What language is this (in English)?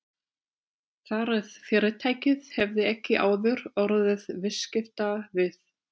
Icelandic